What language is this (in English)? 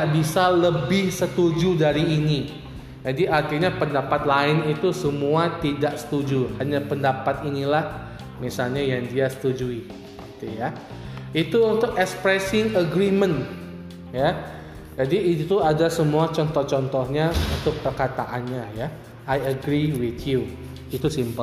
Indonesian